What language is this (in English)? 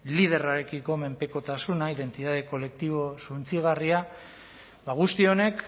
Basque